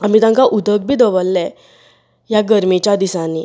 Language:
Konkani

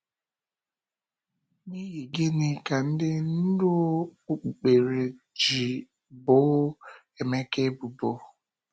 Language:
Igbo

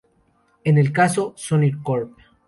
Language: Spanish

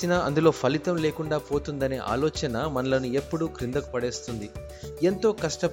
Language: Telugu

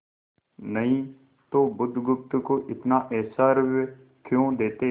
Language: Hindi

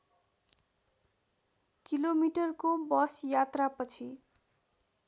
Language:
Nepali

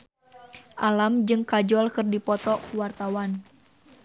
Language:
Sundanese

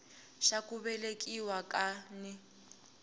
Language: Tsonga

